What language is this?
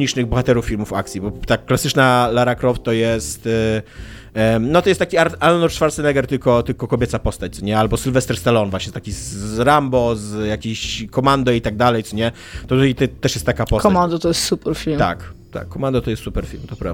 Polish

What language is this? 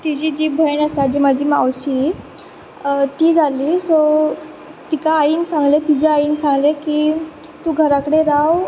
Konkani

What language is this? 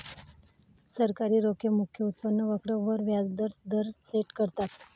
Marathi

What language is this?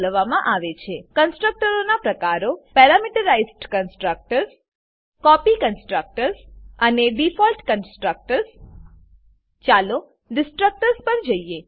Gujarati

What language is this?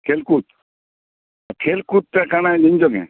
Odia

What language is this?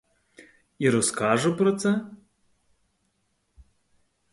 Ukrainian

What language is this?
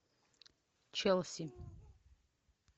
Russian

